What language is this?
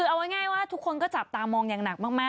Thai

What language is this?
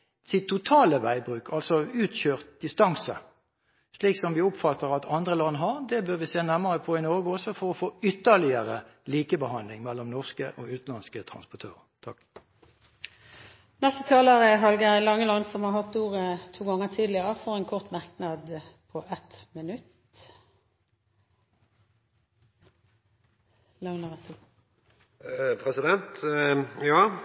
Norwegian Bokmål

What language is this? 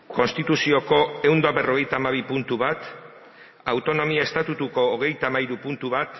Basque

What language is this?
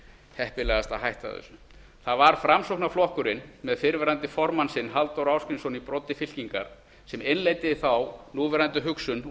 Icelandic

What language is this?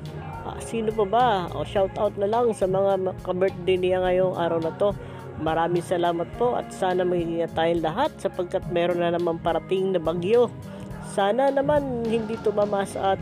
Filipino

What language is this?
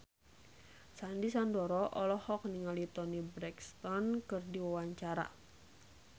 Sundanese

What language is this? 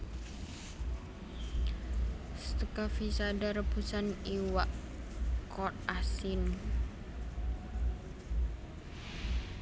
Javanese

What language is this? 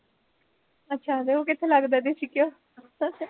Punjabi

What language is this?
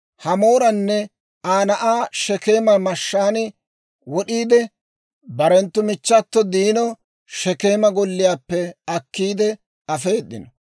Dawro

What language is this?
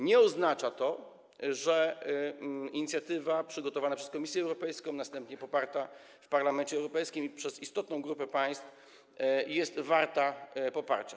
Polish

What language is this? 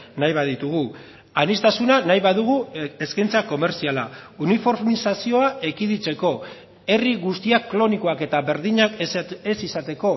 Basque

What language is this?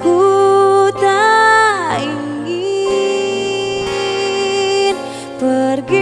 Indonesian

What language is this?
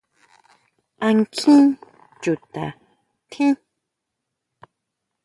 Huautla Mazatec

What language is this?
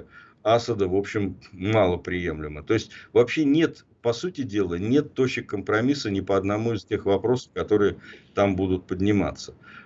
Russian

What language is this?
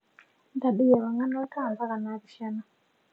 Masai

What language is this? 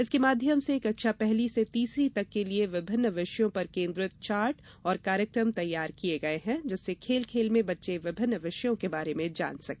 Hindi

